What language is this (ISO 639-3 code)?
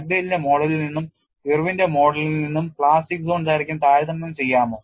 mal